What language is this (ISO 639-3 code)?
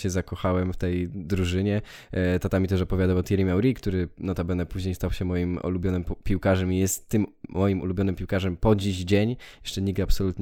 pol